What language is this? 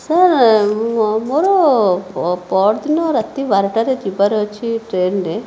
Odia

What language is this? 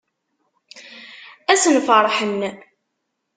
Kabyle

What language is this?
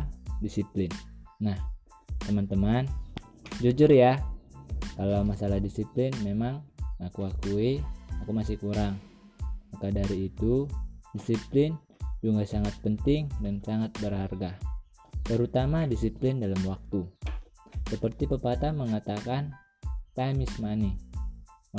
Indonesian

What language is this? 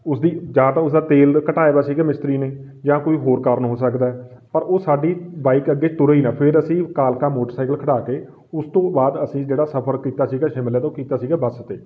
Punjabi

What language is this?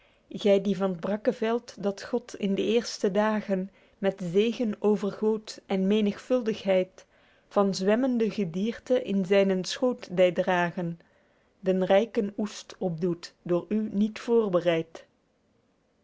Dutch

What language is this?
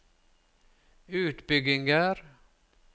Norwegian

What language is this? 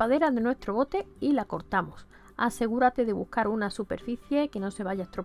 Spanish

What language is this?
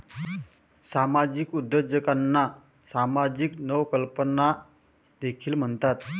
Marathi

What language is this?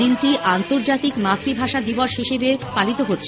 Bangla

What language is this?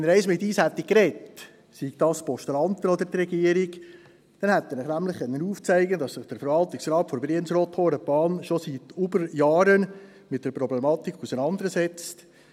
Swiss German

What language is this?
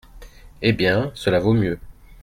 French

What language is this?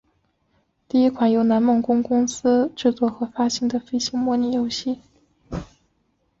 Chinese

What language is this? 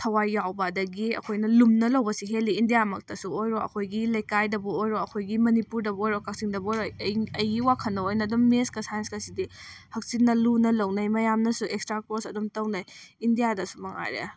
Manipuri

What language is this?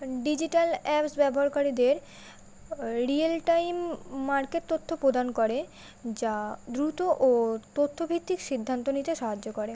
Bangla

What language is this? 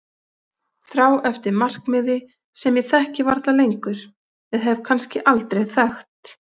Icelandic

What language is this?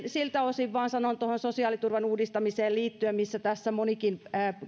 Finnish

